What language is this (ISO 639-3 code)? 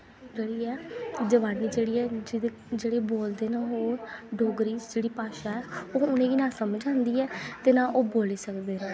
doi